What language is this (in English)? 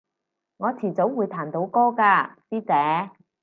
Cantonese